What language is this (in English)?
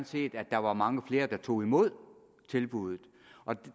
Danish